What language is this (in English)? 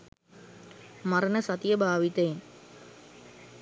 Sinhala